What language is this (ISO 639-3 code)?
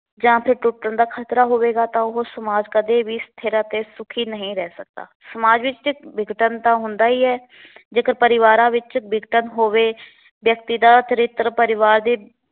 pan